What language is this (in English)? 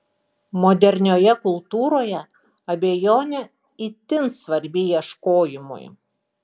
Lithuanian